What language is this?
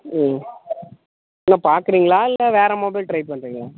Tamil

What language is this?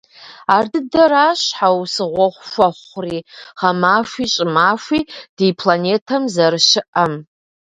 Kabardian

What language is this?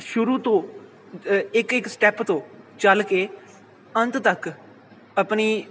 Punjabi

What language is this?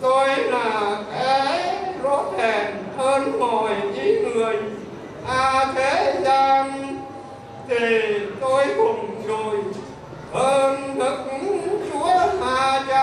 Vietnamese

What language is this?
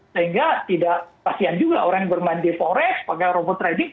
Indonesian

